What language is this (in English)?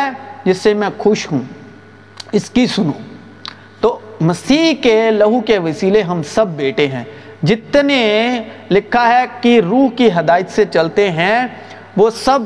Urdu